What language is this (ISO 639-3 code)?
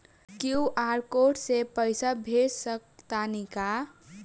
bho